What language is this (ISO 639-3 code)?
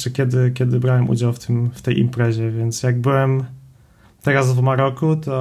pol